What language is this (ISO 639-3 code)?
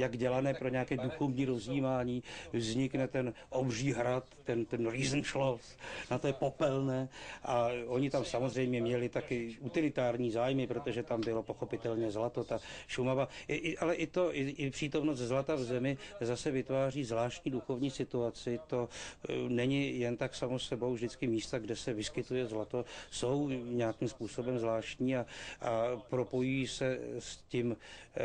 ces